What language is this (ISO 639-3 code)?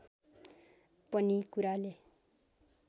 nep